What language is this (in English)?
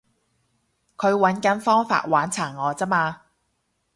Cantonese